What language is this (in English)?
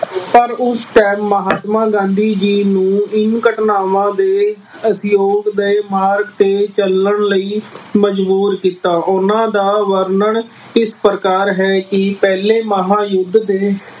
Punjabi